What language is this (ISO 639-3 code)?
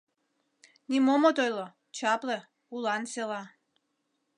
chm